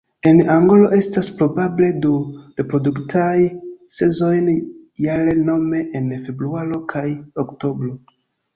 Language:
Esperanto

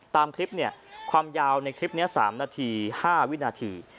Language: Thai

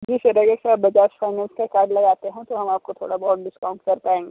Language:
Hindi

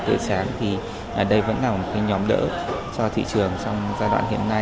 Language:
Vietnamese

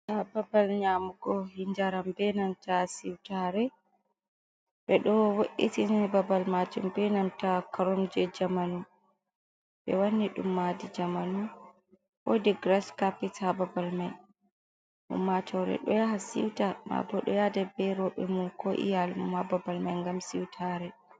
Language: Fula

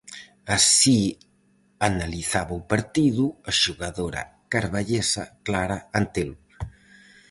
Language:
Galician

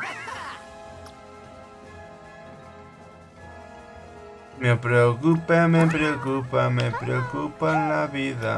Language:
Spanish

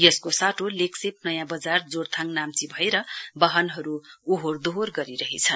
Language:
Nepali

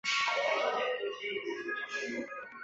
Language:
Chinese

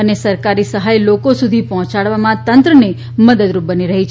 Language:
Gujarati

